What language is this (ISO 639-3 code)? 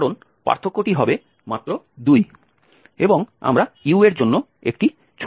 ben